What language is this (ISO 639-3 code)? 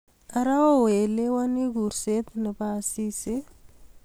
kln